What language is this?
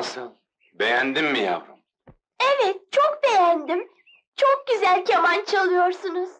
Turkish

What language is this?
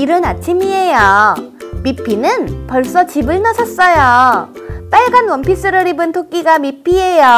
Korean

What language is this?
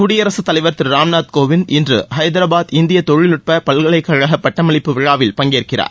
Tamil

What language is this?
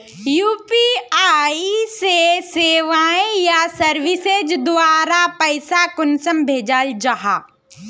Magahi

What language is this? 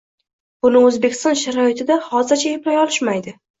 Uzbek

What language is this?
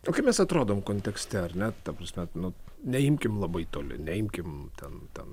Lithuanian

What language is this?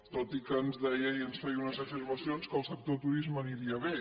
Catalan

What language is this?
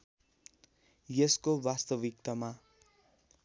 Nepali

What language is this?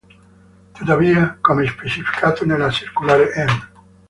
Italian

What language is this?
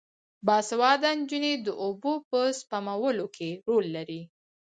Pashto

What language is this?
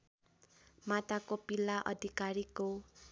Nepali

